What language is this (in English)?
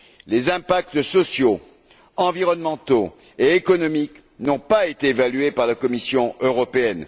French